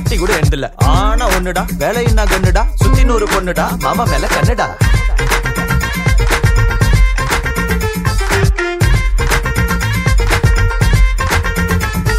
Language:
Tamil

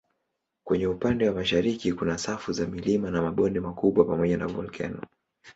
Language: Swahili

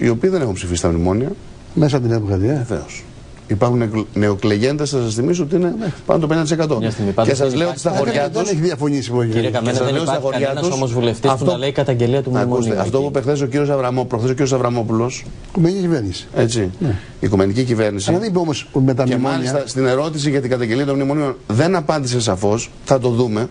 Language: Greek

